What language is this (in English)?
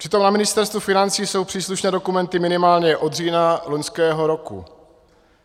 Czech